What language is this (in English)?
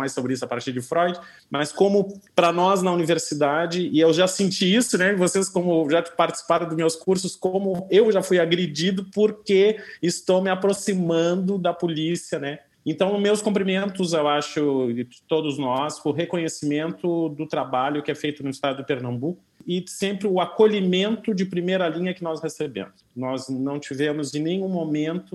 Portuguese